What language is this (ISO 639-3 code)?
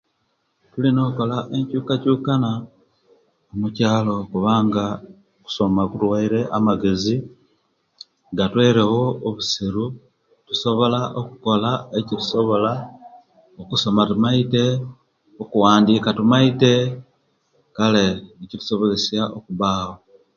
lke